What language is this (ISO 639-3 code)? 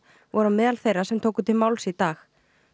isl